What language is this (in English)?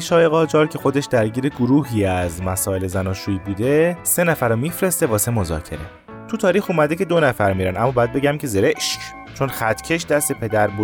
Persian